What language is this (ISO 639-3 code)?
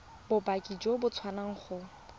tsn